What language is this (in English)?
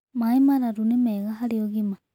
Kikuyu